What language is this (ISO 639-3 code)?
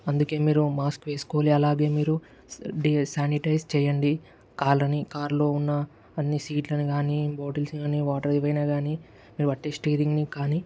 tel